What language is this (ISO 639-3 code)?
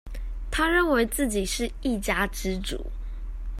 zho